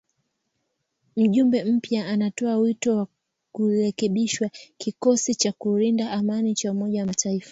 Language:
Swahili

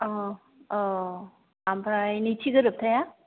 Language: Bodo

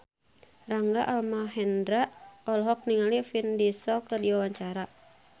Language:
Sundanese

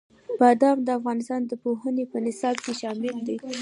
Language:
Pashto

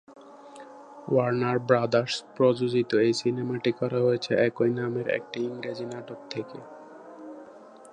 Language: Bangla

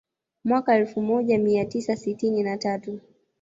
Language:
Swahili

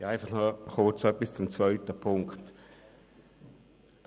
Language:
Swiss German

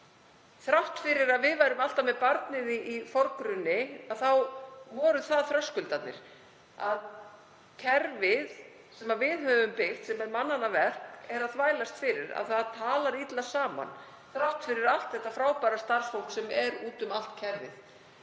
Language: Icelandic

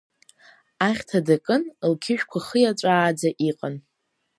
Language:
Abkhazian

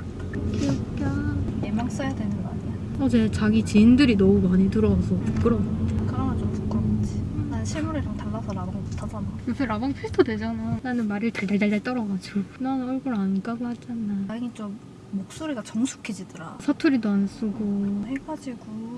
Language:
Korean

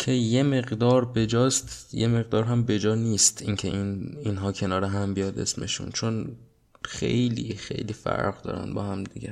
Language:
Persian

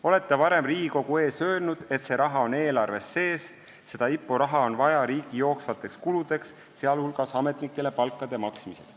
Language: Estonian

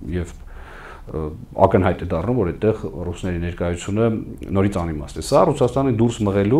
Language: Romanian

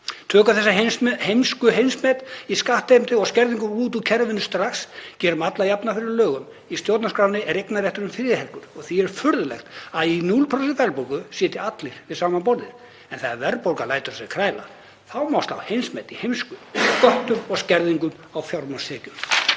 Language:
Icelandic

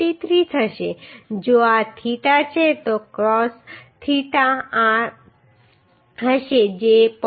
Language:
Gujarati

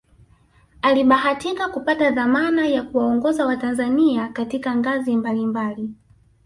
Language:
Swahili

